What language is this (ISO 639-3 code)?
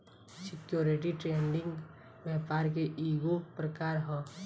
bho